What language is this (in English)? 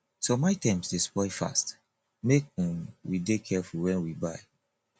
Nigerian Pidgin